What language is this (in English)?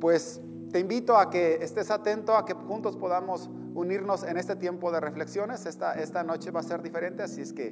Spanish